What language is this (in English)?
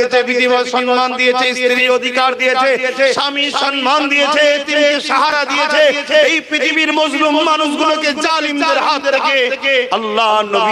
Bangla